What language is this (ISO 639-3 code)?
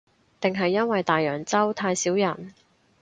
yue